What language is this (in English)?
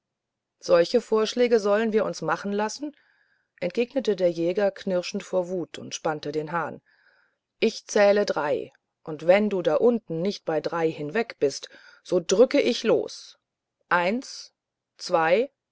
German